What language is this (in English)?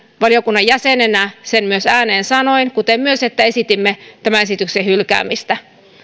Finnish